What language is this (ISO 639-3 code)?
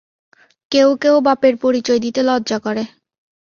ben